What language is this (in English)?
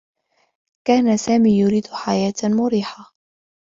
Arabic